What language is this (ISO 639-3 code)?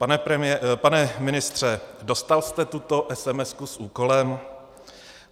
ces